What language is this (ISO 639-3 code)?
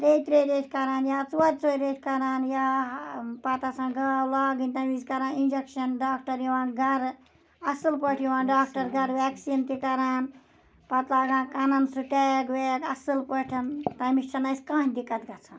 kas